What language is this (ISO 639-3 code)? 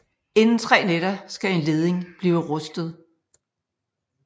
dan